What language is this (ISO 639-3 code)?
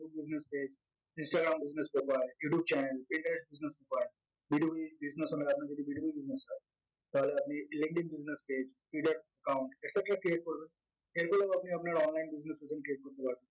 ben